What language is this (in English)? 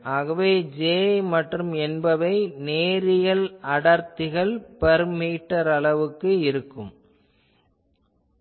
Tamil